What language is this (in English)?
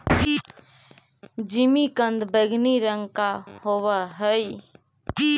Magahi